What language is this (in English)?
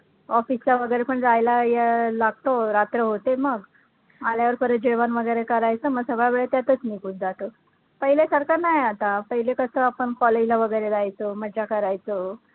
Marathi